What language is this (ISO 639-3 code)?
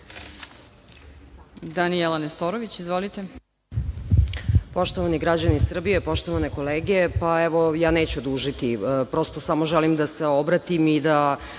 srp